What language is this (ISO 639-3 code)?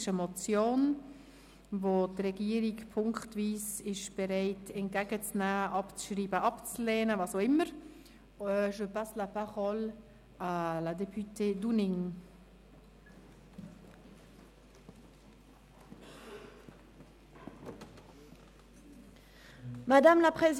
gsw